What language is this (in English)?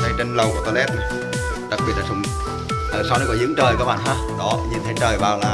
Vietnamese